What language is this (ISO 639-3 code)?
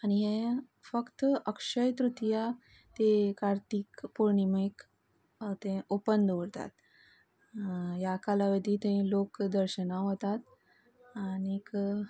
kok